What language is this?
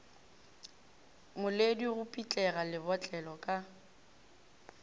Northern Sotho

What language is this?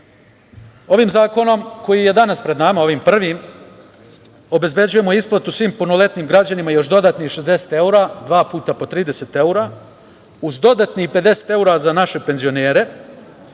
Serbian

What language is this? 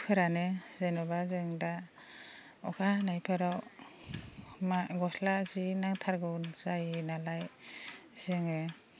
Bodo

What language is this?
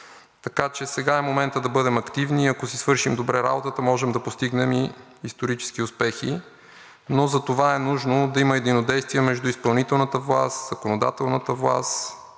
Bulgarian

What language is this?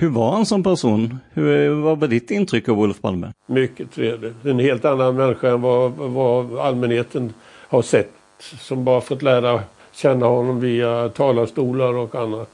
Swedish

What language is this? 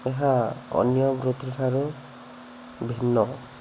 Odia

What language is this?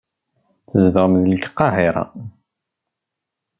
Kabyle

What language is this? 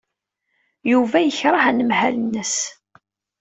Kabyle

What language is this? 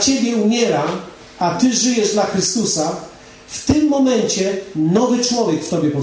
Polish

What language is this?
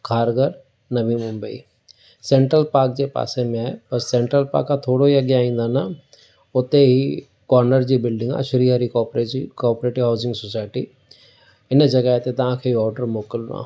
Sindhi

